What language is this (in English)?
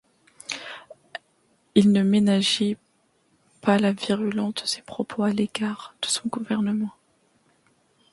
French